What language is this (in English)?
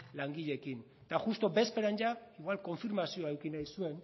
Basque